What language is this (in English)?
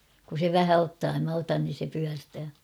Finnish